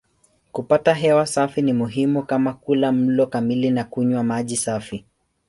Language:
Swahili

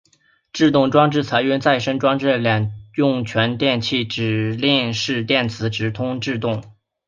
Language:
Chinese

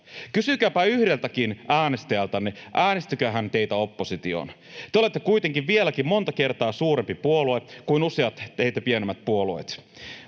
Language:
Finnish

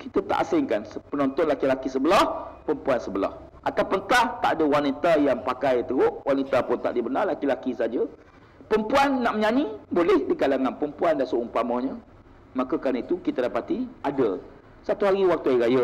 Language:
Malay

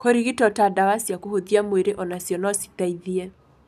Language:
Kikuyu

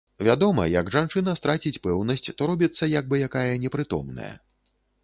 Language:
Belarusian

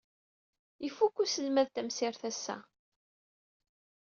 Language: Kabyle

